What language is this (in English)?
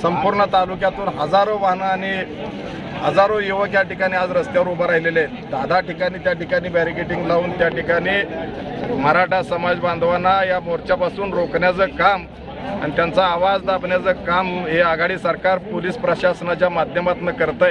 Romanian